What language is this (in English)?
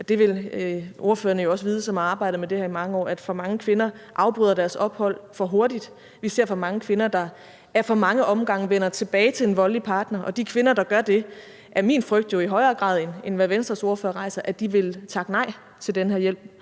Danish